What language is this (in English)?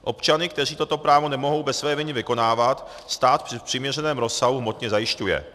Czech